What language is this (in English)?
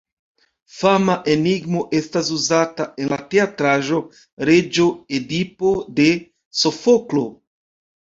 Esperanto